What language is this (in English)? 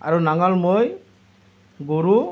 Assamese